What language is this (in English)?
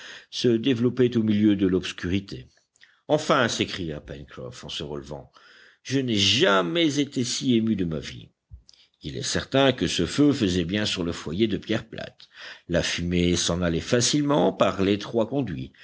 French